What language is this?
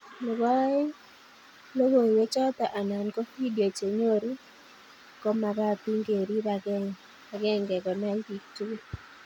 Kalenjin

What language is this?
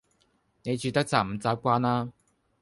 Cantonese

